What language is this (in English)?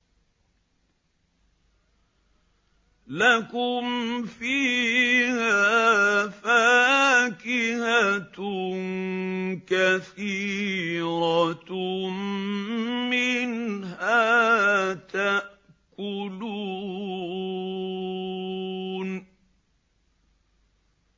Arabic